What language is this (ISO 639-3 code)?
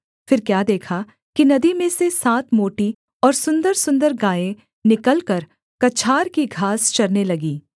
hin